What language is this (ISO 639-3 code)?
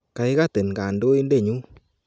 kln